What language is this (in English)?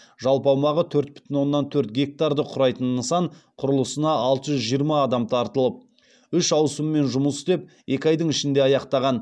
Kazakh